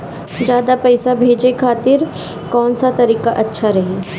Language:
Bhojpuri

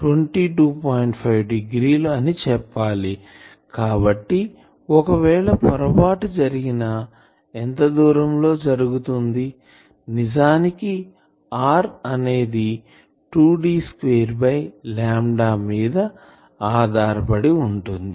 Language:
Telugu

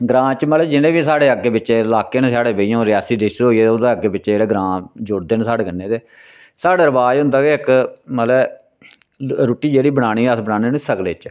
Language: Dogri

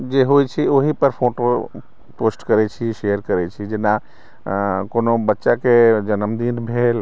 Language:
Maithili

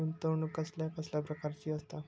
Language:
Marathi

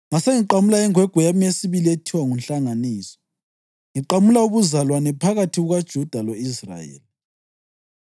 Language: North Ndebele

